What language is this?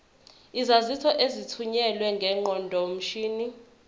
Zulu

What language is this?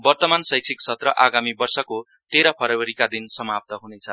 Nepali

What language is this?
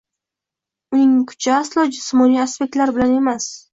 Uzbek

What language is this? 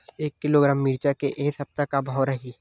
Chhattisgarhi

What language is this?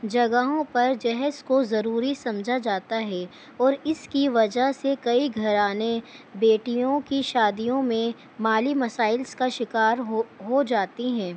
Urdu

